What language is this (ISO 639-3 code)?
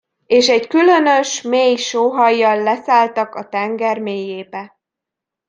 hun